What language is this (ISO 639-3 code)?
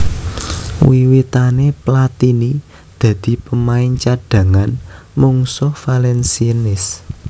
jav